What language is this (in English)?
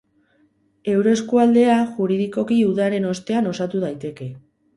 Basque